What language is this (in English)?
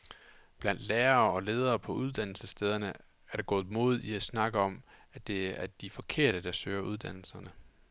Danish